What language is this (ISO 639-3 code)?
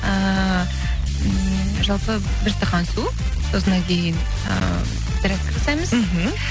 kaz